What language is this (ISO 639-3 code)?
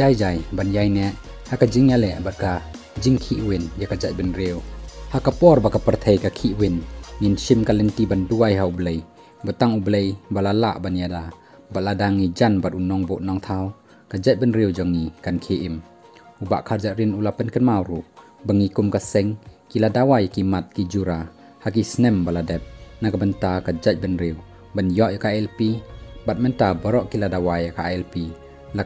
tha